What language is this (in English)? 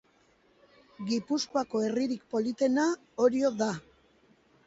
Basque